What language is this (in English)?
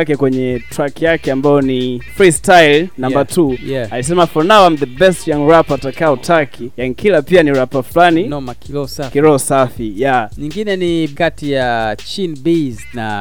Swahili